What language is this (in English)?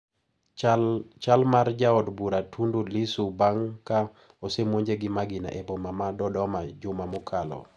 Luo (Kenya and Tanzania)